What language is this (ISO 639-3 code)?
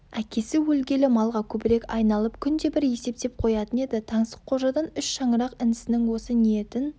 kaz